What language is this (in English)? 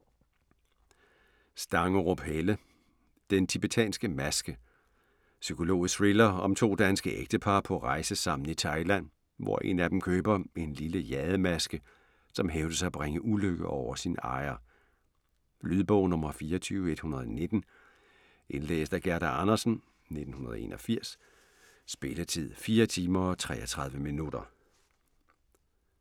Danish